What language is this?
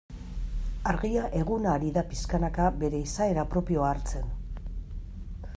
Basque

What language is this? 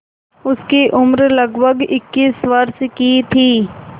Hindi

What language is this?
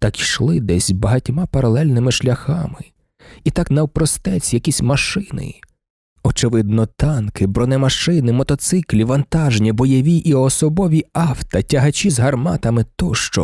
Ukrainian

